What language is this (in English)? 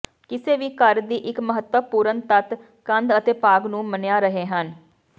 Punjabi